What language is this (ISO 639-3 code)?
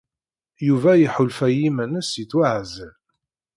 kab